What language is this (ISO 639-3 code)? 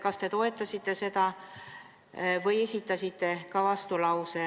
est